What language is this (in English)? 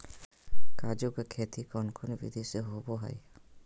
Magahi